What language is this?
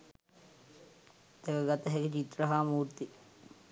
Sinhala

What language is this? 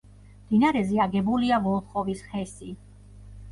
Georgian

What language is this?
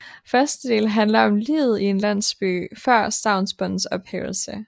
Danish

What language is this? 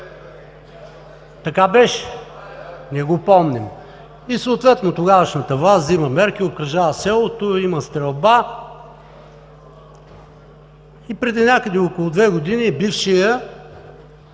Bulgarian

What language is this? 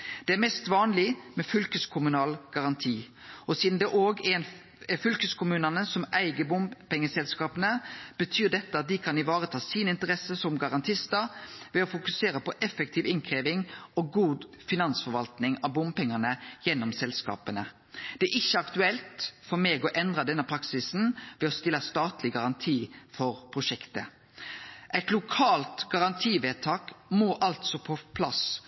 Norwegian Nynorsk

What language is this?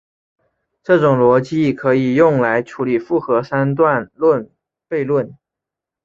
Chinese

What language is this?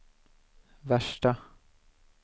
Swedish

